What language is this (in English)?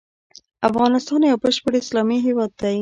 Pashto